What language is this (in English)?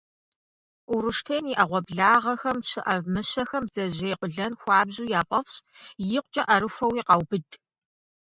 Kabardian